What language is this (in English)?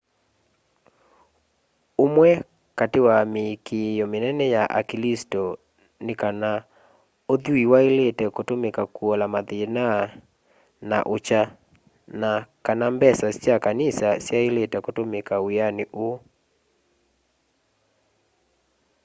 Kamba